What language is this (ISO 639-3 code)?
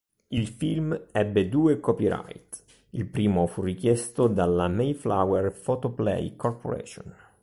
ita